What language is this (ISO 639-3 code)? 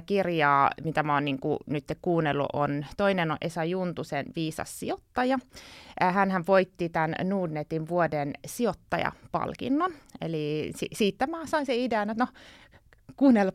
fin